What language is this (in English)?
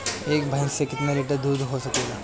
Bhojpuri